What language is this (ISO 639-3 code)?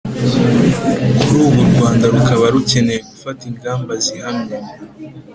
kin